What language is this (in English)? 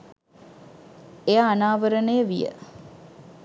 Sinhala